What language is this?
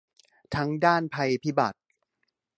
Thai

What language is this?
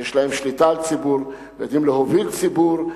Hebrew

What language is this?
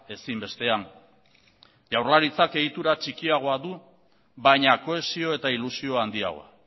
Basque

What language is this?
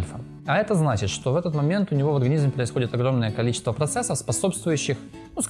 Russian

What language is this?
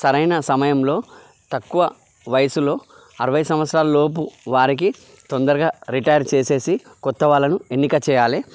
Telugu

